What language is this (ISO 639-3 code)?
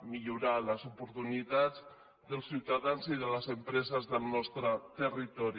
cat